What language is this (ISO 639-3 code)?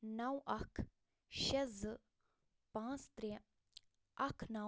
kas